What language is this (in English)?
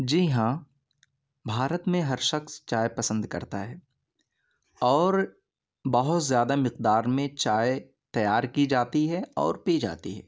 Urdu